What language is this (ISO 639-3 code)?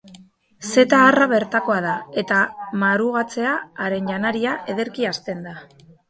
eus